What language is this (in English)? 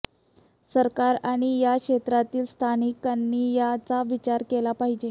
Marathi